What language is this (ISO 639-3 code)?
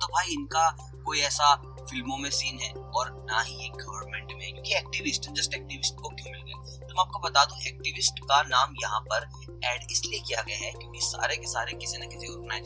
hin